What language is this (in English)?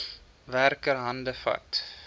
Afrikaans